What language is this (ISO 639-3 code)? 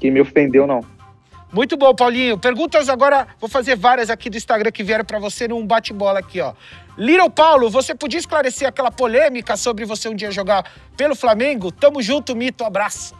por